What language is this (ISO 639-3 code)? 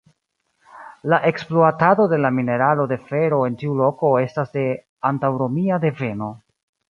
epo